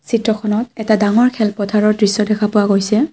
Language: Assamese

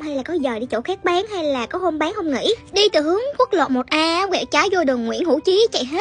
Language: Vietnamese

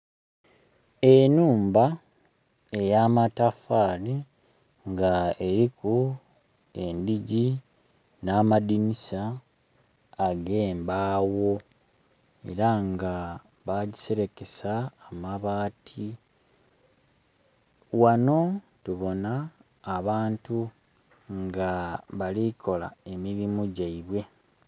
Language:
Soga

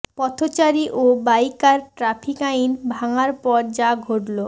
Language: Bangla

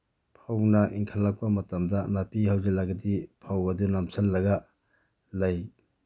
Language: Manipuri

